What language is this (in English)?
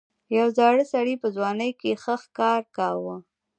Pashto